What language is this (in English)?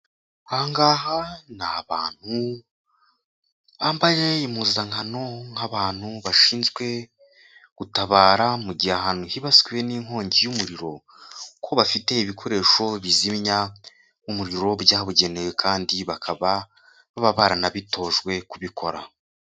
Kinyarwanda